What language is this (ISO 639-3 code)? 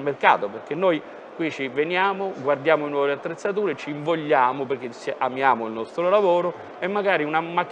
ita